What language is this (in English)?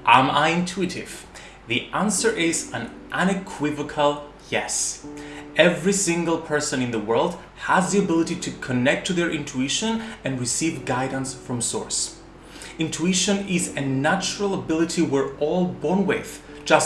English